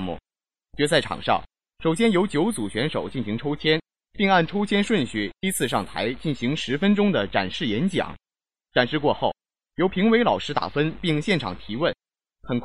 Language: Chinese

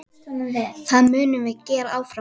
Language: Icelandic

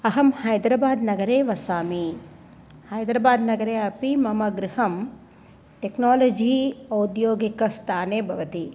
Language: Sanskrit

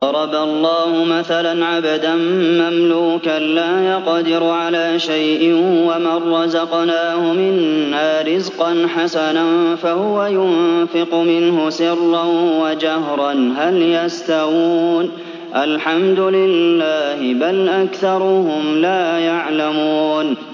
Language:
Arabic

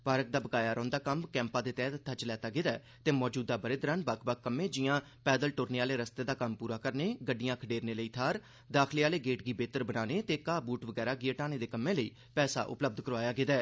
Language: Dogri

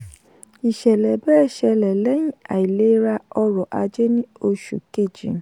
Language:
Yoruba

